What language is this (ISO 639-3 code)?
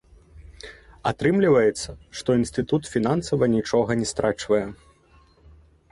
bel